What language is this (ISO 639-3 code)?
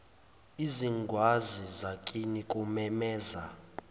zul